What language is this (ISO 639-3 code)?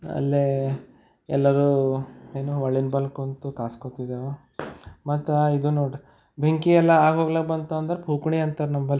kan